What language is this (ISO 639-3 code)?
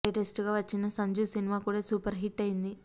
tel